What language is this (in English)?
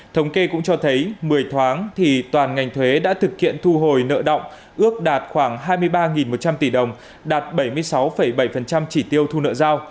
Vietnamese